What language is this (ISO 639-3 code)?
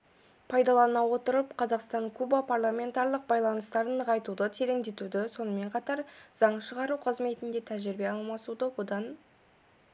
kaz